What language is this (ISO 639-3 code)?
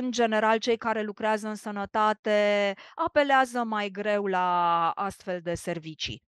ron